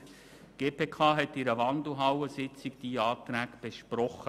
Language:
Swiss German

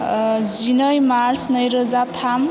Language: Bodo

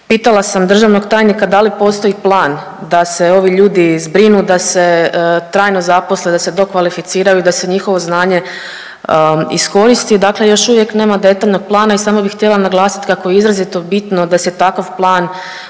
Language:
Croatian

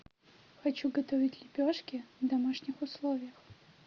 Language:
Russian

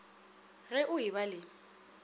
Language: Northern Sotho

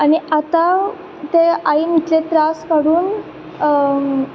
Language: Konkani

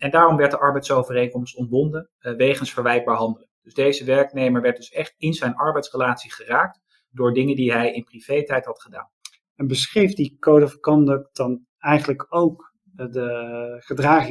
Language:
Dutch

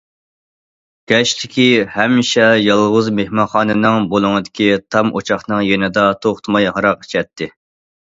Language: Uyghur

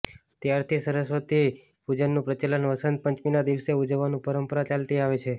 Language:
Gujarati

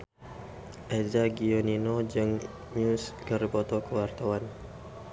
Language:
Sundanese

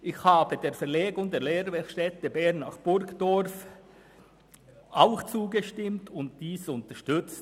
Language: Swiss German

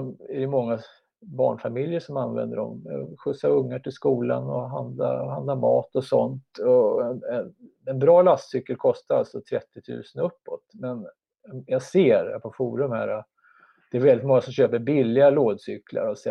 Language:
Swedish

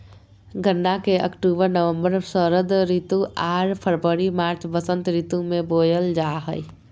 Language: Magahi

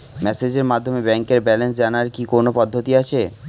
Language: Bangla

